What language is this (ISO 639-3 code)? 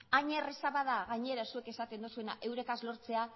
eus